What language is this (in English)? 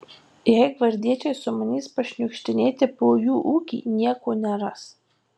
Lithuanian